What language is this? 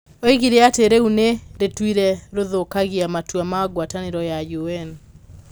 Kikuyu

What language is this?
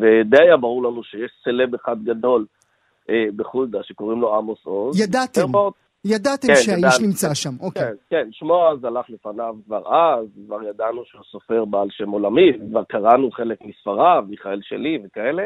Hebrew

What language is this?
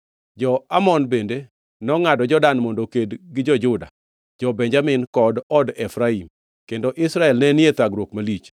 Luo (Kenya and Tanzania)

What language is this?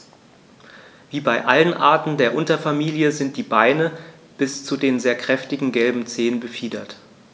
German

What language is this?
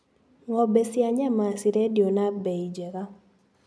Kikuyu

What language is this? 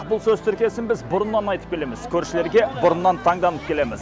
Kazakh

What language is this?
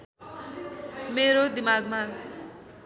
Nepali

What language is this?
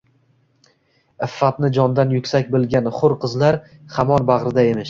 Uzbek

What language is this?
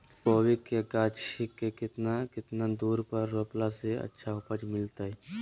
Magahi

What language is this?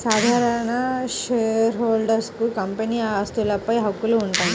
Telugu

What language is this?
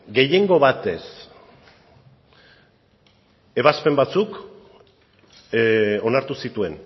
Basque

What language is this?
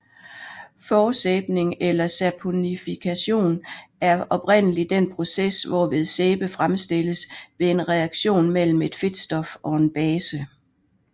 Danish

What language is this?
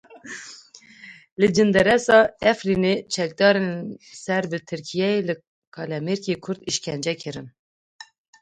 Kurdish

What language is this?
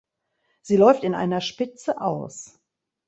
German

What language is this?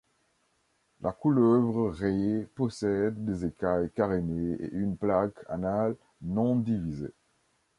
French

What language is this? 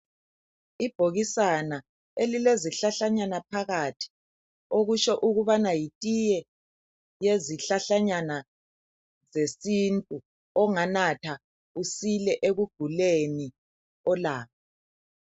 North Ndebele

